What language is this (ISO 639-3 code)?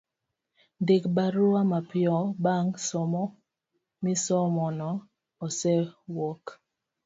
luo